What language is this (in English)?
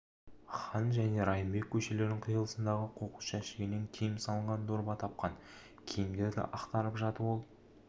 Kazakh